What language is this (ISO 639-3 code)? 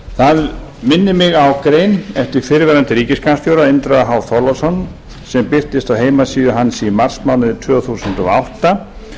isl